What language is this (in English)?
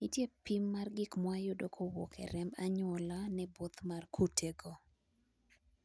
Luo (Kenya and Tanzania)